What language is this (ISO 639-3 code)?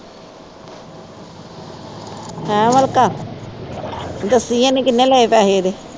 pan